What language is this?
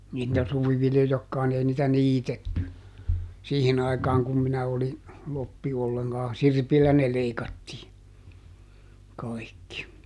Finnish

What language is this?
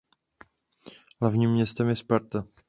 Czech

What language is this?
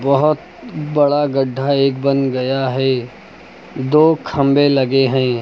Hindi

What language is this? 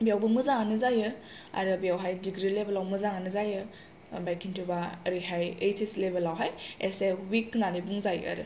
Bodo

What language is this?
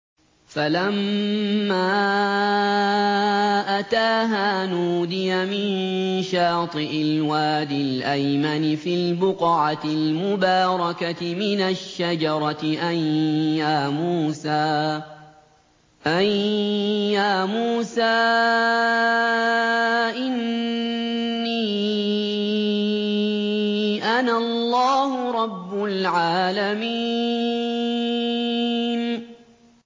Arabic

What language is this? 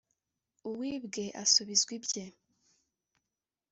Kinyarwanda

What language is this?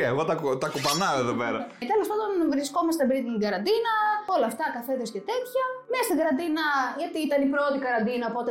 Greek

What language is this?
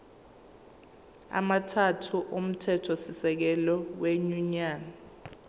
Zulu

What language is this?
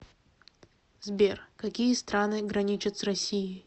Russian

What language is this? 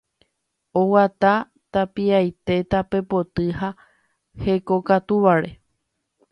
Guarani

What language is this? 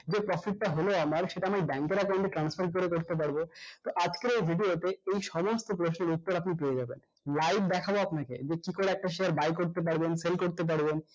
Bangla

